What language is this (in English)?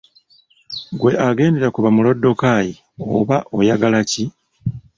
Ganda